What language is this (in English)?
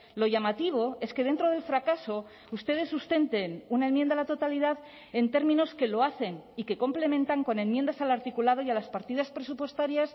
Spanish